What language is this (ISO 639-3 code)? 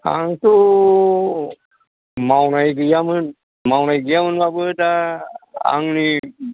brx